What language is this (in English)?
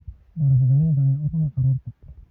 Somali